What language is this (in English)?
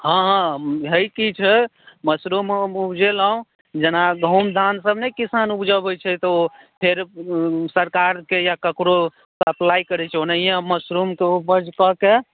Maithili